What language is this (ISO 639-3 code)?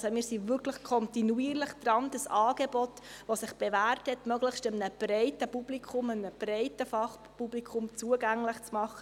gsw